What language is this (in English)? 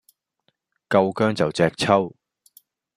Cantonese